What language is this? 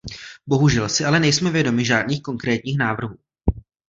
Czech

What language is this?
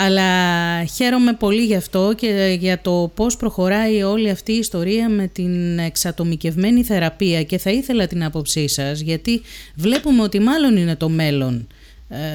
Greek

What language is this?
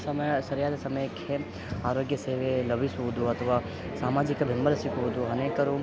Kannada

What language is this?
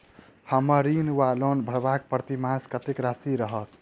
Maithili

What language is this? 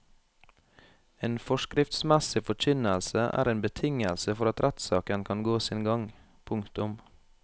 Norwegian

